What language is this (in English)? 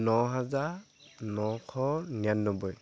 Assamese